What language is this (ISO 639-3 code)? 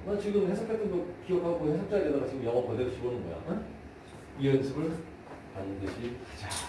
kor